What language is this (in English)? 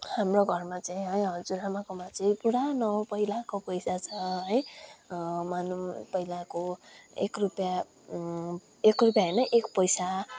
Nepali